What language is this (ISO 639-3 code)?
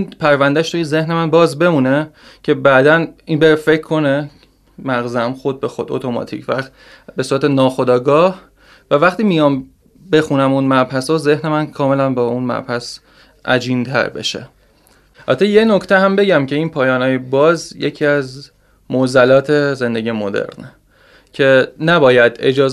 fas